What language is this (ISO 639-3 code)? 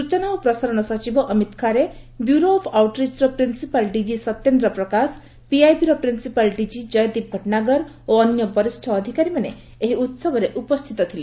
ori